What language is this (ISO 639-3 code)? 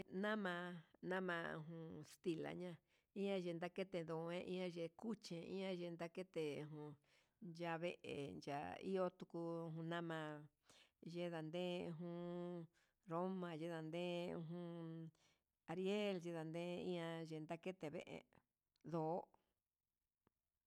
mxs